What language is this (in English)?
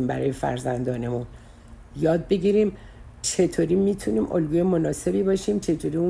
Persian